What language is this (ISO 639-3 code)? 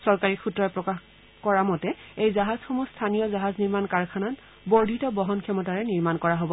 asm